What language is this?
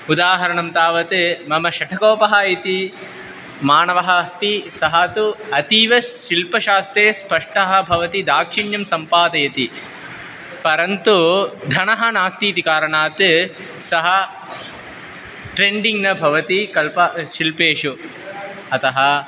Sanskrit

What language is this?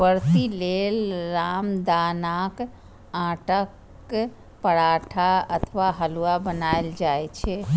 Maithili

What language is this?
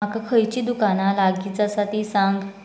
Konkani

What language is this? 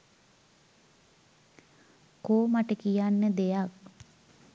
Sinhala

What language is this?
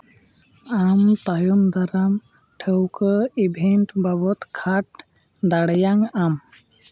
Santali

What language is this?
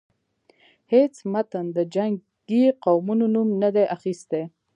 Pashto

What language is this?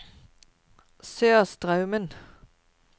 Norwegian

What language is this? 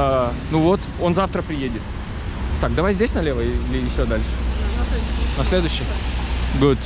Russian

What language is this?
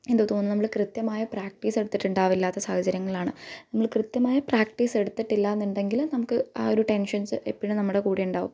Malayalam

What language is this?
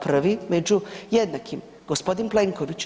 Croatian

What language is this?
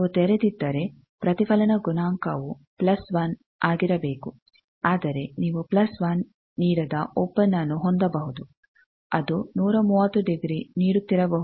Kannada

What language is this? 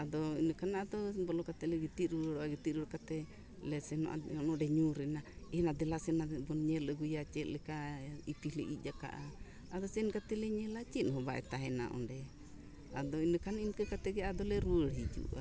Santali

